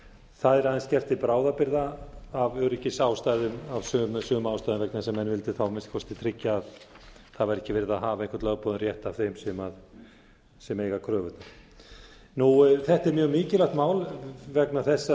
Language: Icelandic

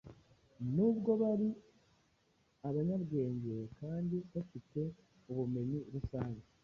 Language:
Kinyarwanda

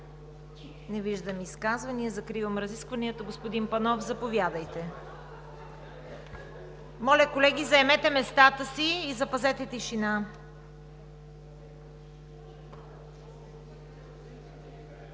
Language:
Bulgarian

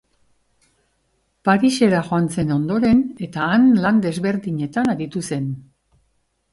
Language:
Basque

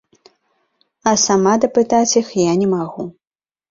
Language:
Belarusian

